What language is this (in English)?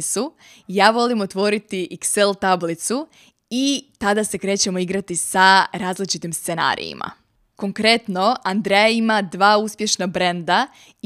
Croatian